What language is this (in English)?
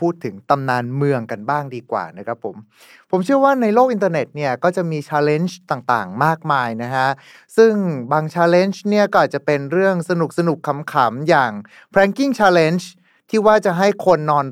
Thai